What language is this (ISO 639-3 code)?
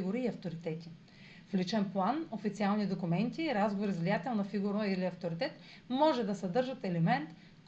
bul